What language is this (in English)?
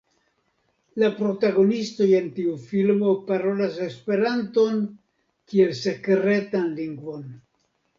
Esperanto